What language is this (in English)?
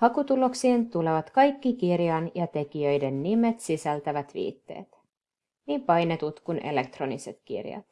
Finnish